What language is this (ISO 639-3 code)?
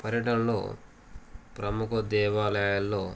tel